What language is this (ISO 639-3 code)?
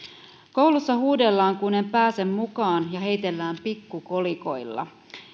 fin